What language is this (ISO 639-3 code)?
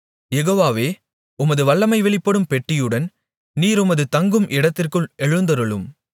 tam